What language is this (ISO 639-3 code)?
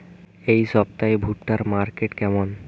ben